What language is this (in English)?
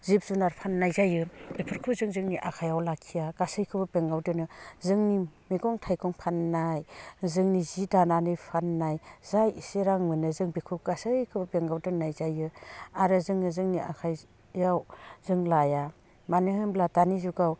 Bodo